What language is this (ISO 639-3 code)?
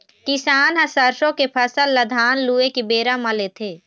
hne